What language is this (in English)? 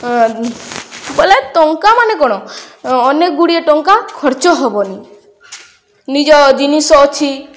Odia